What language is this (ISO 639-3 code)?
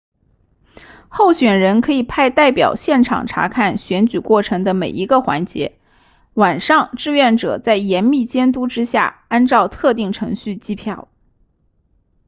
zho